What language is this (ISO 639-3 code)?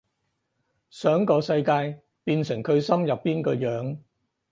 yue